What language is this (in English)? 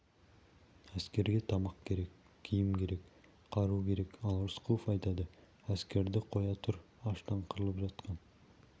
Kazakh